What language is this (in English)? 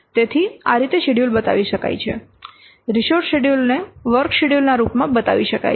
Gujarati